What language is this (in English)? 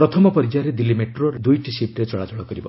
Odia